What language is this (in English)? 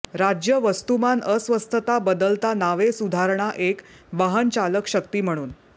Marathi